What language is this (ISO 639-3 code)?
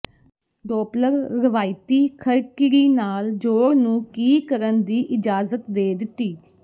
pan